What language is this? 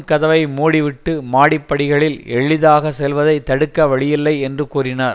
Tamil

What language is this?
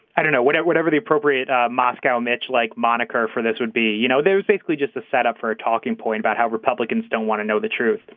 English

